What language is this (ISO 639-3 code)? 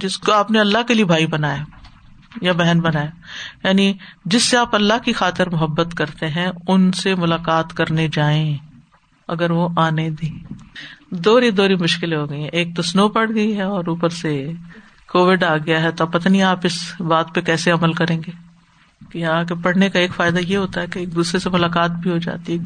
urd